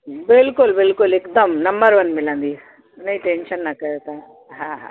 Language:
Sindhi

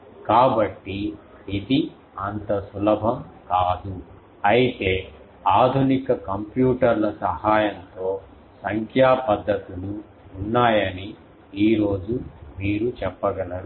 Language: Telugu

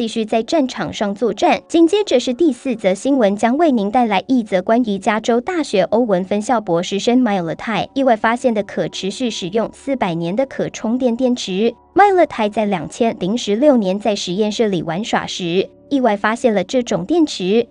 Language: Chinese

